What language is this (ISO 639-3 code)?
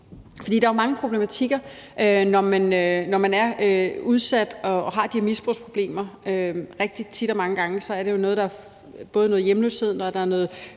dan